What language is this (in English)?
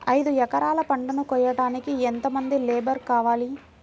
Telugu